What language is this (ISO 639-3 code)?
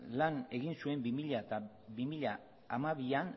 eus